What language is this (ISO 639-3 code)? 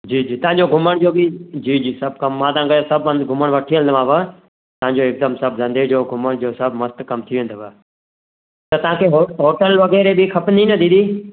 snd